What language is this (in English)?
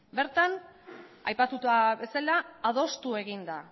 Basque